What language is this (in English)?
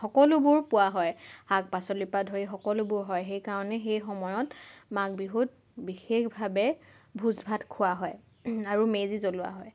Assamese